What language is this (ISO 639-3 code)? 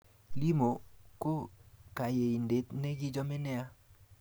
kln